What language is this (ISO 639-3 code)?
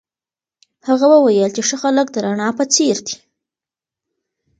pus